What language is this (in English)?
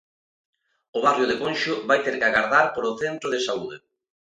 Galician